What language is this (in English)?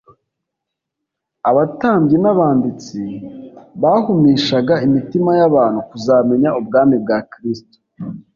Kinyarwanda